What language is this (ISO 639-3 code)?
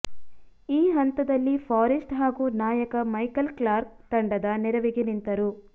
kan